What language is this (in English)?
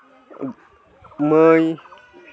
Santali